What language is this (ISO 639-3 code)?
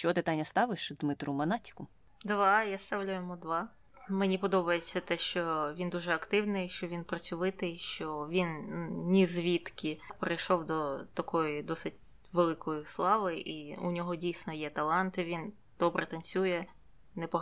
ukr